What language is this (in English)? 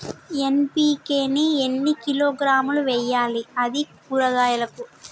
Telugu